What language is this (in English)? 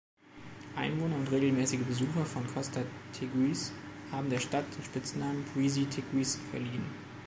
German